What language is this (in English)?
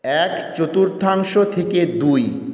Bangla